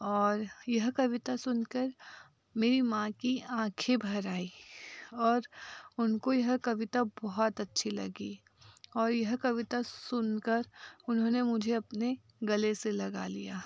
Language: Hindi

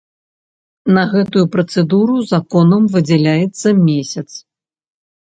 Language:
Belarusian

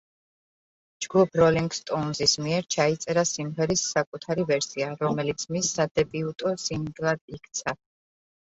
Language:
Georgian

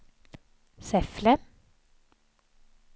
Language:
Swedish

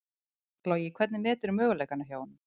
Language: Icelandic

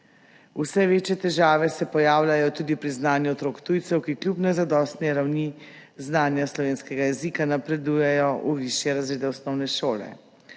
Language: Slovenian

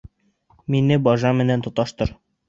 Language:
Bashkir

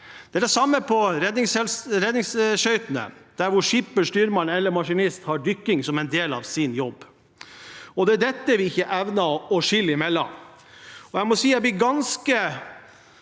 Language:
Norwegian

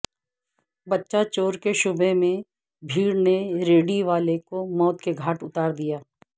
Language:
Urdu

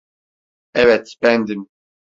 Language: Turkish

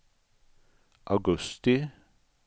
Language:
Swedish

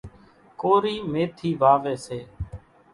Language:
Kachi Koli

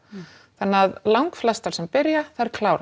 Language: Icelandic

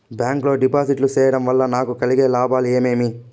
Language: Telugu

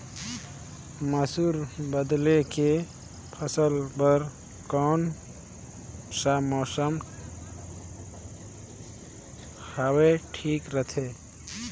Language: Chhattisgarhi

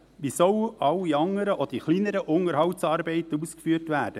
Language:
Swiss German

